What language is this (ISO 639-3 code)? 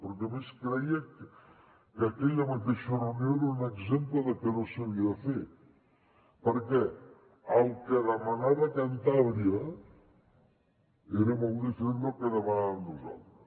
cat